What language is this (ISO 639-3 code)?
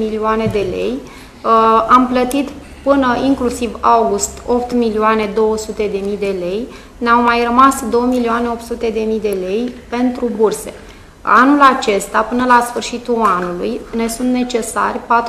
ron